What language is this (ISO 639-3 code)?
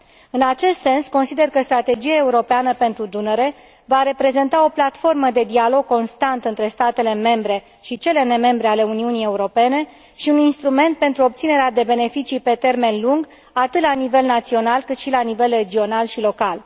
ron